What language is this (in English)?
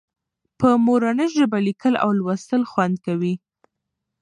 Pashto